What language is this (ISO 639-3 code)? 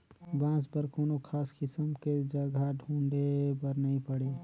hne